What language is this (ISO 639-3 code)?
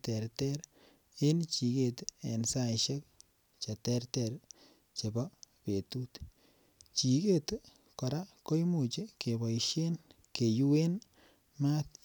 kln